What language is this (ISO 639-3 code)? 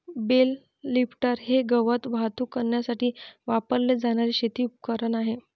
mar